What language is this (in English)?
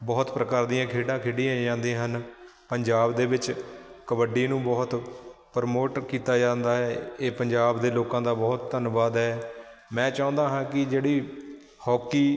Punjabi